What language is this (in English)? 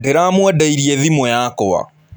Kikuyu